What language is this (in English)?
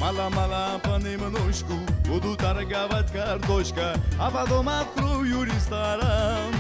Russian